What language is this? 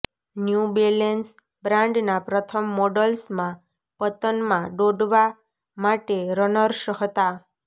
Gujarati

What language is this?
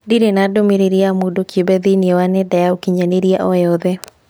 Kikuyu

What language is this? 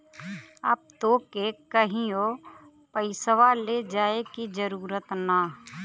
Bhojpuri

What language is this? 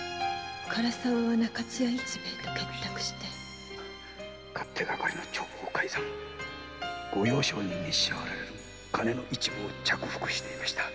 Japanese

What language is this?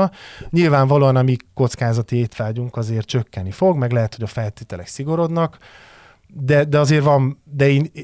Hungarian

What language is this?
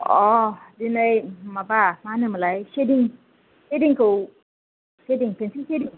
Bodo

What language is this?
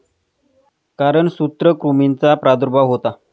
Marathi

